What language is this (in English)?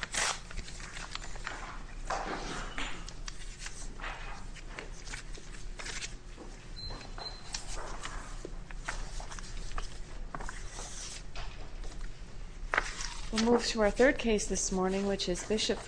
English